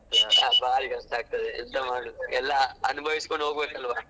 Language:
Kannada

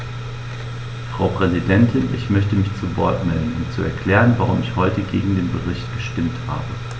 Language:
German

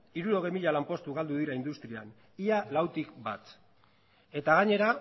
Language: Basque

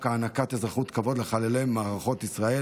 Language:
Hebrew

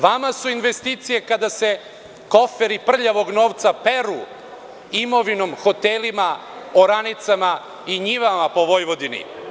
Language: Serbian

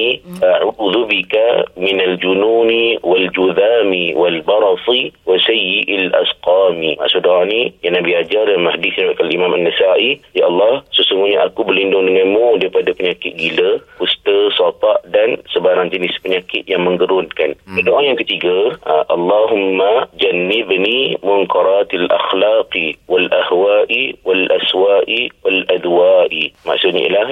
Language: Malay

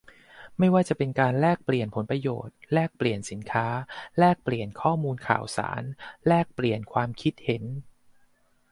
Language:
Thai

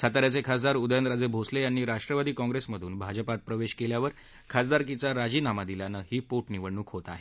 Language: Marathi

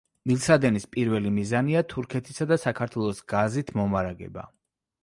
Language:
Georgian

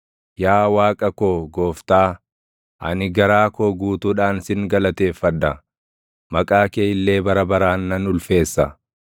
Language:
Oromo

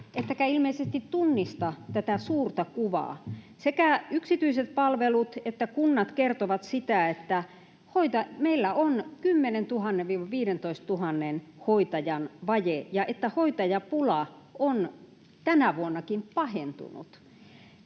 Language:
Finnish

